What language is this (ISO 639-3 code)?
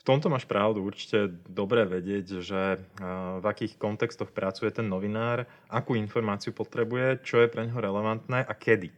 slk